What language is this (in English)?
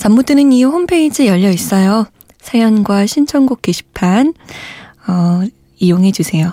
Korean